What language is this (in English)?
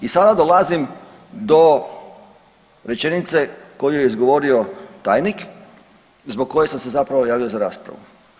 Croatian